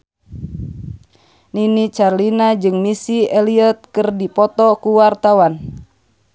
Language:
Sundanese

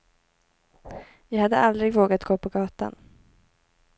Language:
Swedish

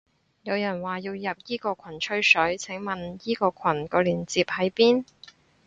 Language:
Cantonese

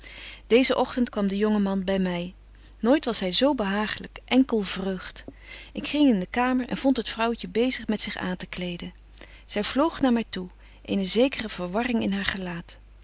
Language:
Dutch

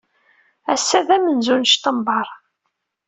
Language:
Kabyle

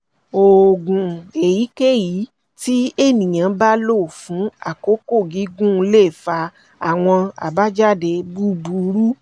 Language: Yoruba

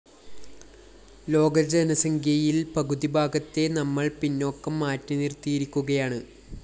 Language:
Malayalam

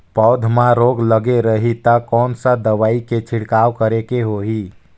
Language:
Chhattisgarhi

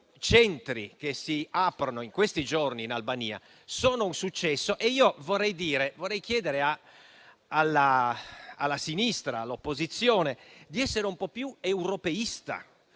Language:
Italian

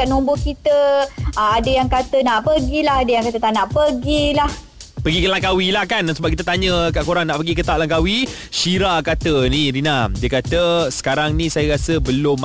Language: Malay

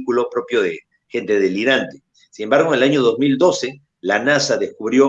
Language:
Spanish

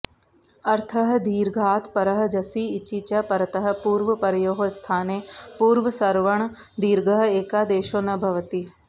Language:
Sanskrit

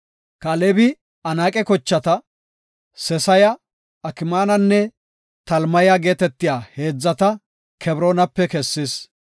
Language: Gofa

